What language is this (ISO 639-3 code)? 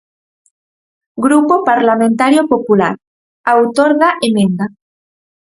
glg